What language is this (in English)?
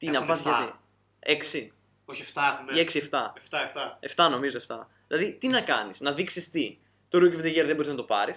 Greek